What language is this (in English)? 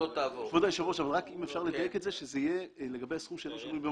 Hebrew